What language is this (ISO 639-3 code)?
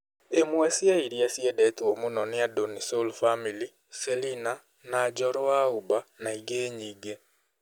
kik